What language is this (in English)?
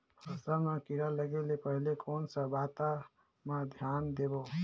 Chhattisgarhi